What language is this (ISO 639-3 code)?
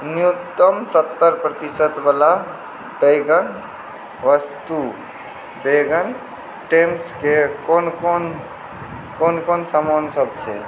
mai